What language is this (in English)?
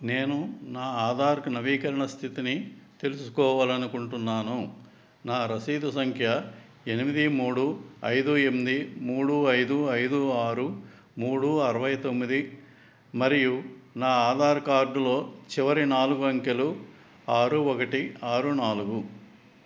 Telugu